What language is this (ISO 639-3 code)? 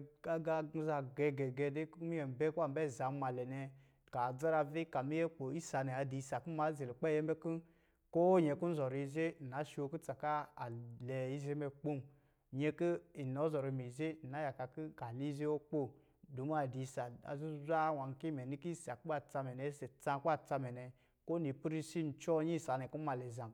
mgi